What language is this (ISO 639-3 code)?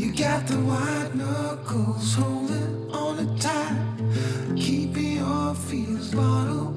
pol